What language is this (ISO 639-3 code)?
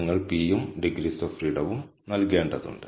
mal